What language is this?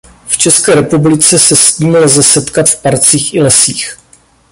Czech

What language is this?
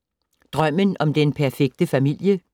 Danish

